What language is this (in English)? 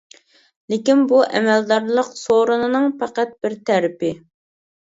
Uyghur